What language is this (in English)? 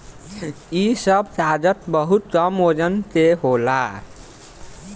Bhojpuri